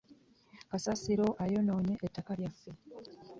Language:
Ganda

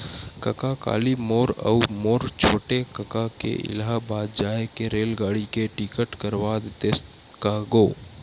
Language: Chhattisgarhi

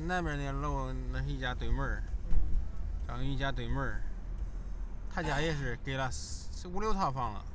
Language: Chinese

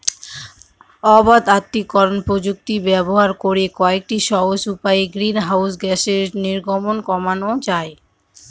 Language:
Bangla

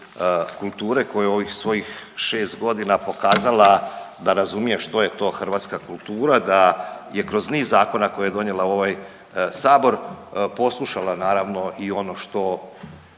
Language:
Croatian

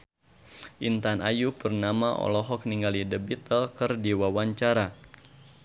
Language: Sundanese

